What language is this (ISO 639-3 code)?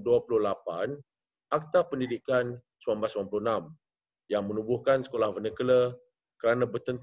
msa